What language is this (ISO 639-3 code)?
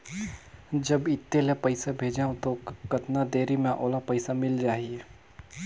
hne